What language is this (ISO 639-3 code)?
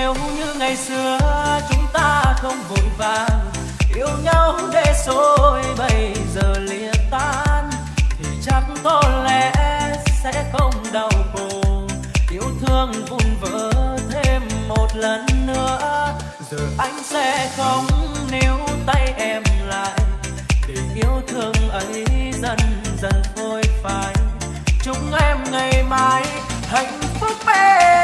vie